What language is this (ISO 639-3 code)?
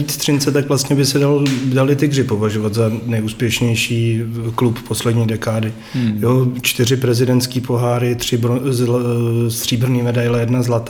ces